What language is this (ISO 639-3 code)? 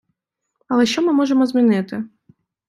ukr